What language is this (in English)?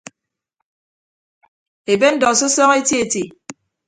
Ibibio